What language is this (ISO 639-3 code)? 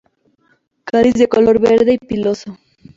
spa